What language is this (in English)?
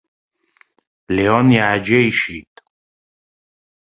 Abkhazian